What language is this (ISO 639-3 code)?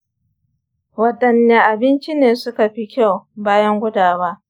hau